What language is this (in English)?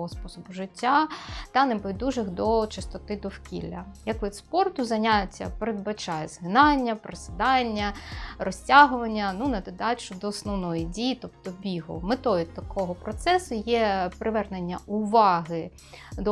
Ukrainian